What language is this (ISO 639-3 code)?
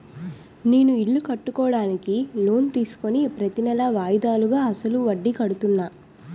tel